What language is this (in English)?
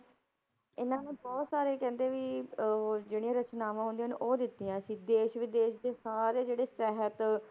Punjabi